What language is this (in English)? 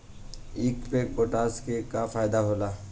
Bhojpuri